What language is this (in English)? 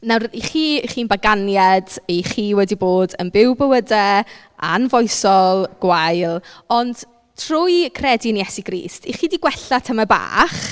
Welsh